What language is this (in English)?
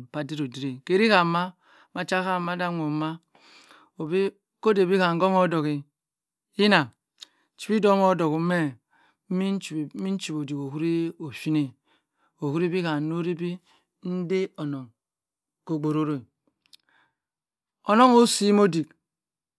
Cross River Mbembe